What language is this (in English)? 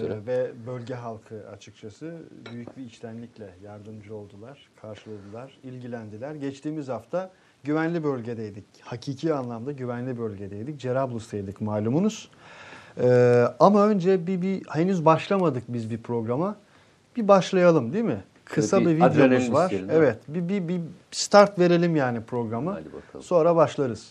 Turkish